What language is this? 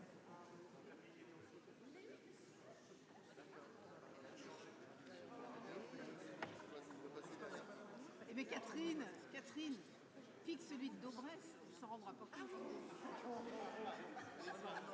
French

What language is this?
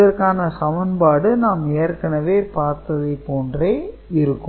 Tamil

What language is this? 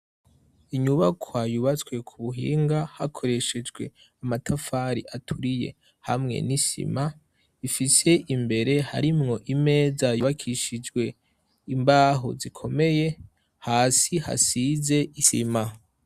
Rundi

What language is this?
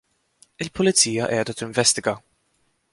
Maltese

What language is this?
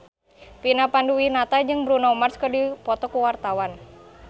Sundanese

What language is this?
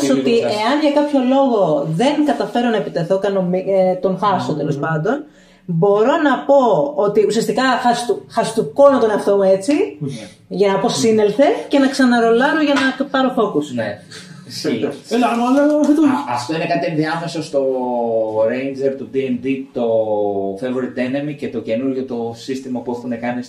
Greek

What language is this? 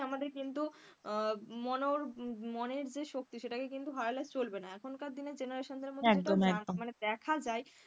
Bangla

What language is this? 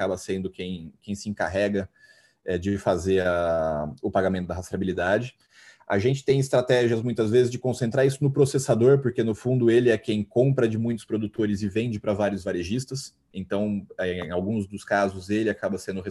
Portuguese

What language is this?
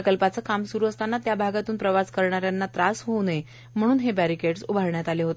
Marathi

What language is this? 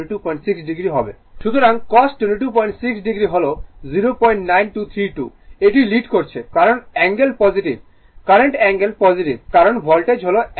Bangla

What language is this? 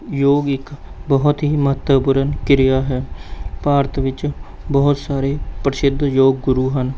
Punjabi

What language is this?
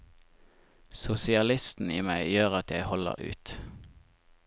Norwegian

